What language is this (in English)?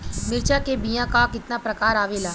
Bhojpuri